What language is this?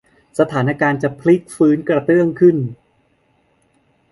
Thai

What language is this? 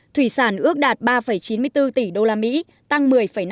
Vietnamese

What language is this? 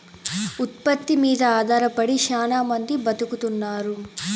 Telugu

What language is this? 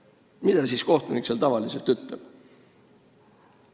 Estonian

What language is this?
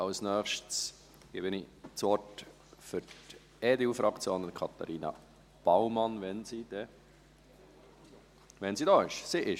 Swiss German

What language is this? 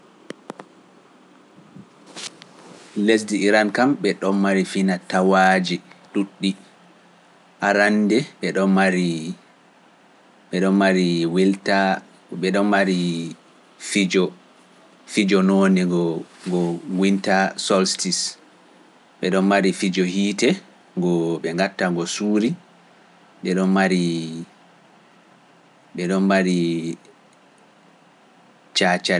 Pular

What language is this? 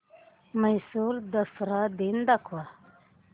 Marathi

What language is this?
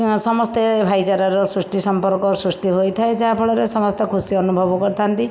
Odia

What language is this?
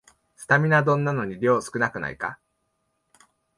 Japanese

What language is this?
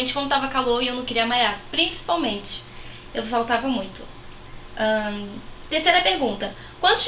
Portuguese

